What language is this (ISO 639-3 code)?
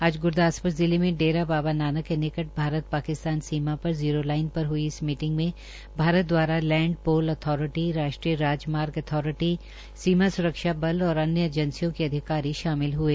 hin